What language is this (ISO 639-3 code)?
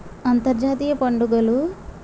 tel